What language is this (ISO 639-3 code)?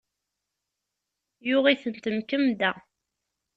kab